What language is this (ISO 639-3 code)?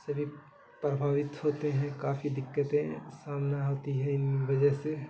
urd